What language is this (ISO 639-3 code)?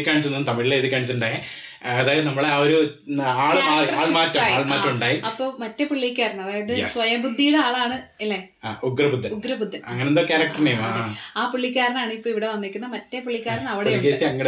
tam